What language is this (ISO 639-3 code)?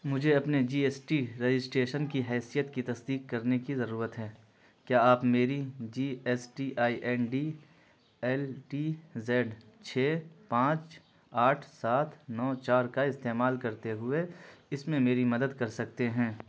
urd